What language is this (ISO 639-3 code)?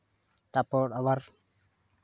sat